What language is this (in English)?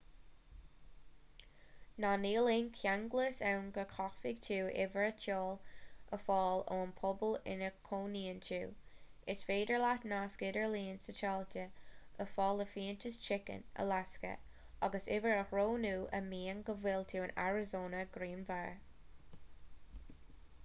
Irish